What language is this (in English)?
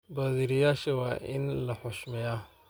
Somali